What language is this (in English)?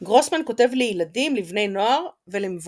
Hebrew